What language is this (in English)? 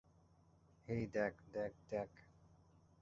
Bangla